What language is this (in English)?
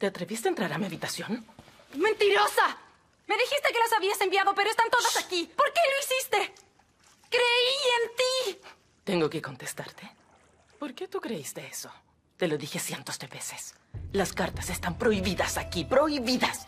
Spanish